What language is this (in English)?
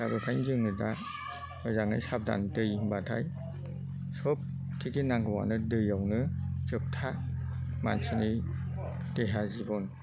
Bodo